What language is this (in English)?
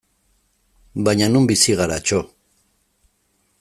Basque